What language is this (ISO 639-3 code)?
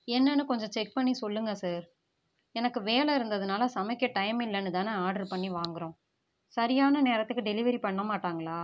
tam